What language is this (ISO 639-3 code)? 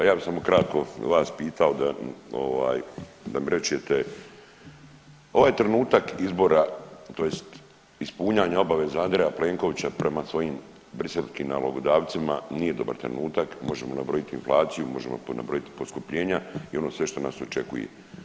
hrv